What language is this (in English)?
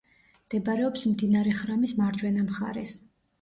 Georgian